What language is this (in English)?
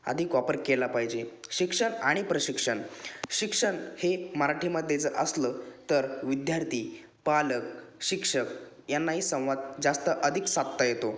Marathi